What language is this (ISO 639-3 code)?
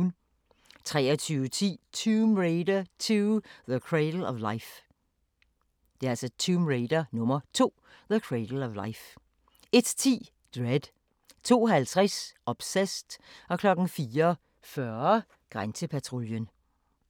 dan